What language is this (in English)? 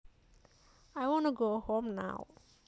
Javanese